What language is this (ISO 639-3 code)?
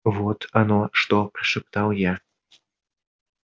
rus